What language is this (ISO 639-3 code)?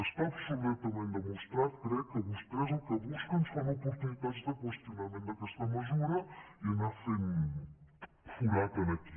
cat